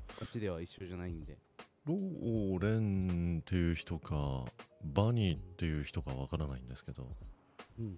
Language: Japanese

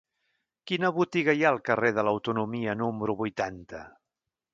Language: Catalan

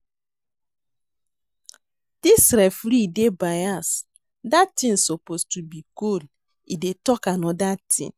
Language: Nigerian Pidgin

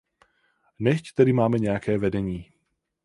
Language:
Czech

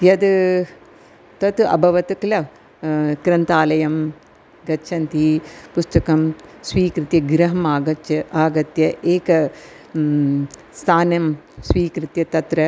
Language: Sanskrit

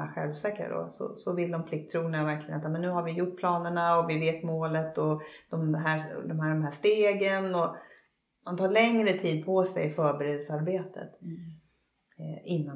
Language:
Swedish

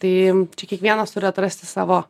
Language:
Lithuanian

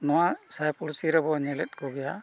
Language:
Santali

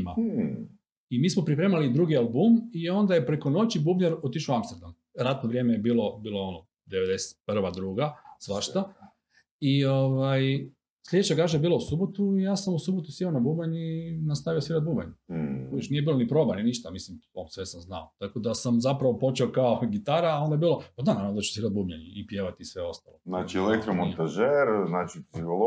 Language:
Croatian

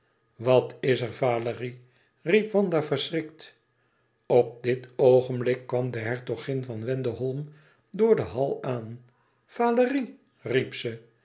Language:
Dutch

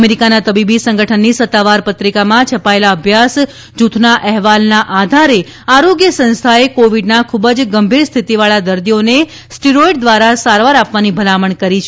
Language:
Gujarati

